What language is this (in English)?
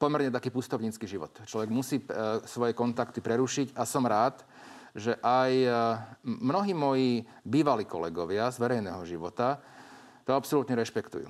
Slovak